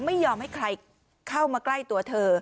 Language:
Thai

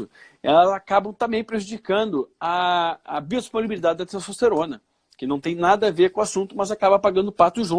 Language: Portuguese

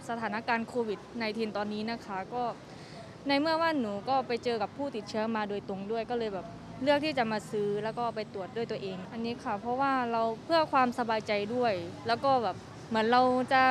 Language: Thai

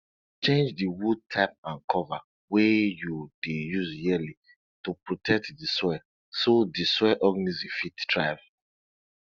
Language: Nigerian Pidgin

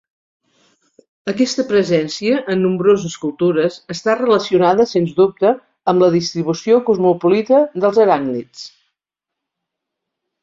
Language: Catalan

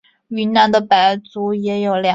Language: Chinese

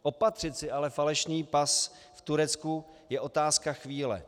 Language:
Czech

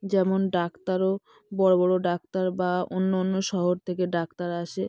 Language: Bangla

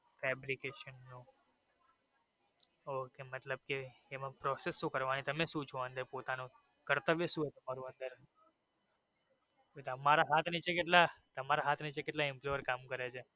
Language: Gujarati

